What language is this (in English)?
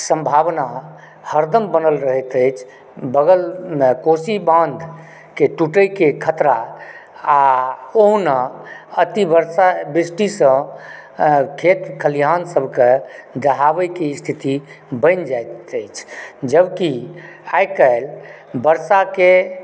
Maithili